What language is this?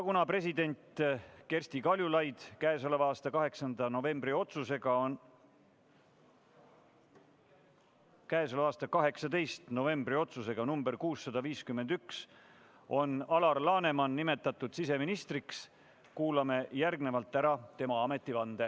Estonian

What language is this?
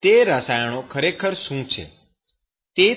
Gujarati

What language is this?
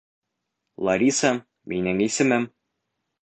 Bashkir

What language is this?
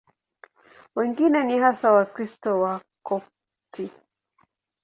Swahili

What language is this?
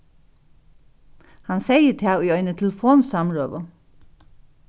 Faroese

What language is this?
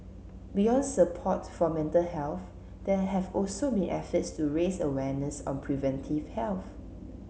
English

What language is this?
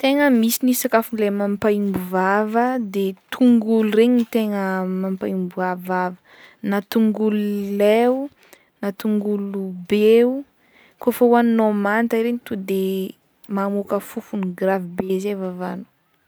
Northern Betsimisaraka Malagasy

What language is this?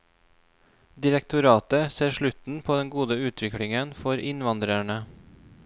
Norwegian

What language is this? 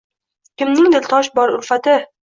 Uzbek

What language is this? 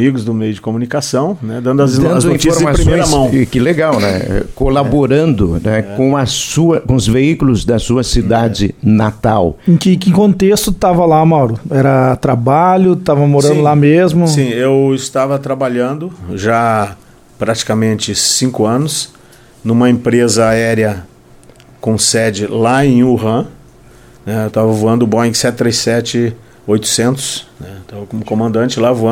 Portuguese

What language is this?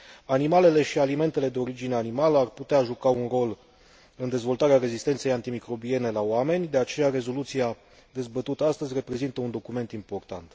Romanian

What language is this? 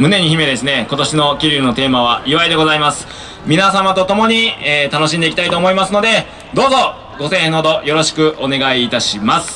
Japanese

